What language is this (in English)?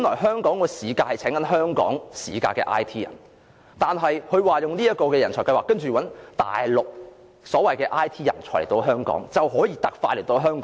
Cantonese